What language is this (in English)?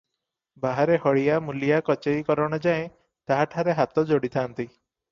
Odia